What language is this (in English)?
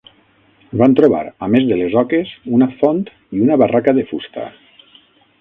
Catalan